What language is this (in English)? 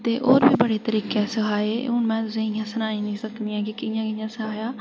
Dogri